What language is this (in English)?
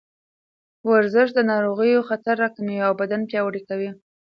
Pashto